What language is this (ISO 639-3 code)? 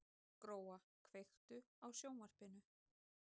isl